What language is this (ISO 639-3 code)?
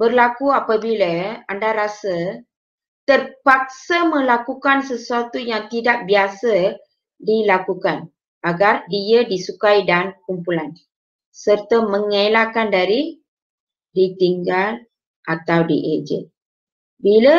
msa